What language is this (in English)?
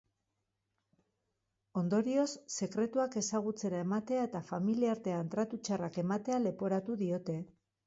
Basque